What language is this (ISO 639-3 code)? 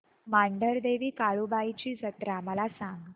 mar